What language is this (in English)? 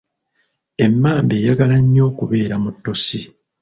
Ganda